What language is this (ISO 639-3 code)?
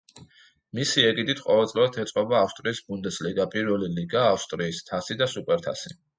kat